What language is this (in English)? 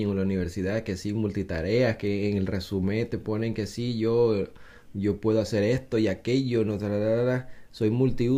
Spanish